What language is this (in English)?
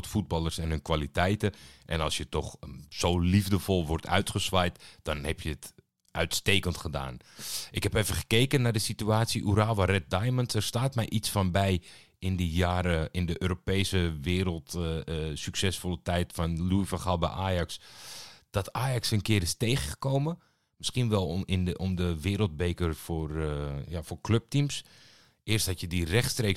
Dutch